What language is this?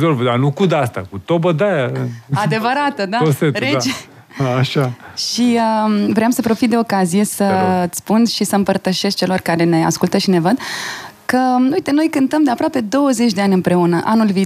Romanian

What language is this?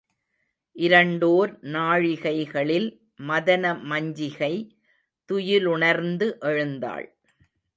Tamil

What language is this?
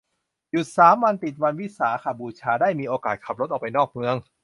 Thai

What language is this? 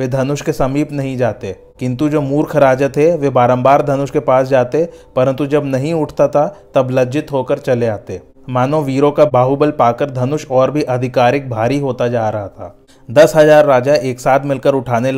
Hindi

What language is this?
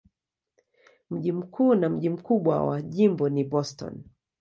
Swahili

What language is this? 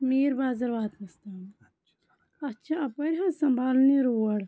Kashmiri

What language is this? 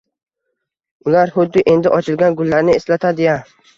Uzbek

